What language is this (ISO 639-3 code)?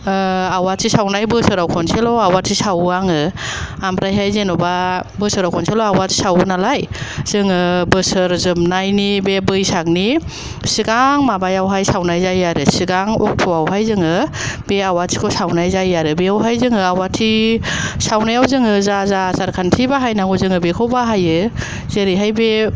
brx